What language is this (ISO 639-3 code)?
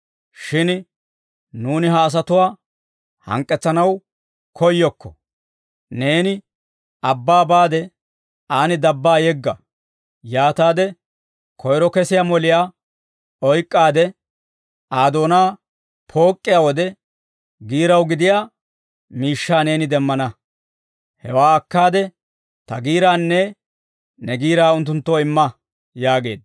dwr